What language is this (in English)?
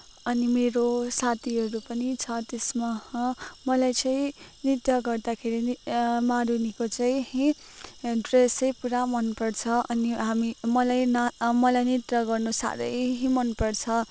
Nepali